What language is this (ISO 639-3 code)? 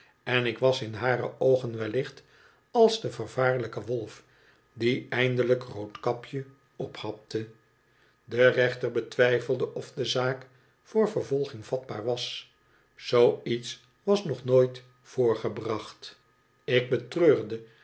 nld